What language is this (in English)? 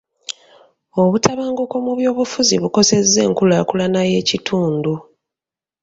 Ganda